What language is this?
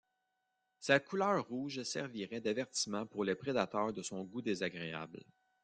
French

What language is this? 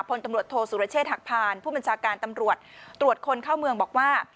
Thai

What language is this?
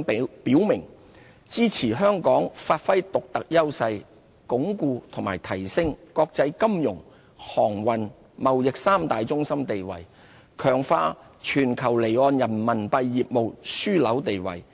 Cantonese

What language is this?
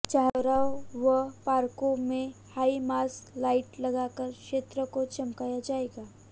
Hindi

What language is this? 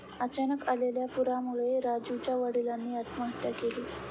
Marathi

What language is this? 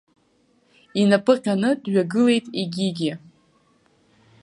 Abkhazian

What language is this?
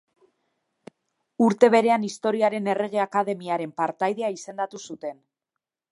Basque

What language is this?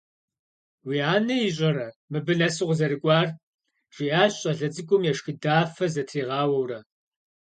Kabardian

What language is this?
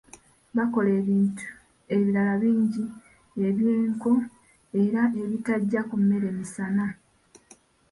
Ganda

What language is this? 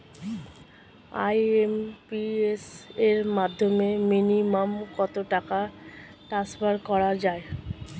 Bangla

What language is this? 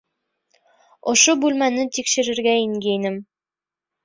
Bashkir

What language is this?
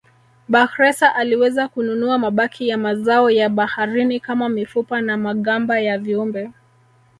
Swahili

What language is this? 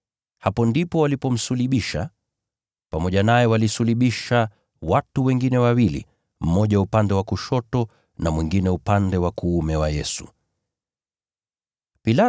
Swahili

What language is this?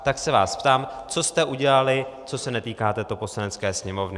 Czech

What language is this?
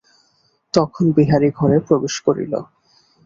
Bangla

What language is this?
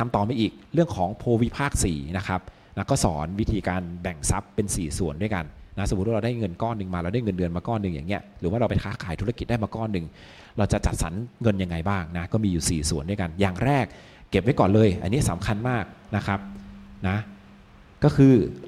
Thai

